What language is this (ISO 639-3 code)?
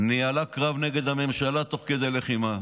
heb